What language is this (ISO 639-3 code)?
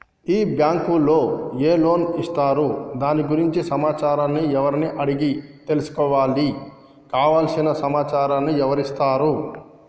tel